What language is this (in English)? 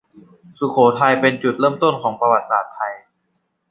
Thai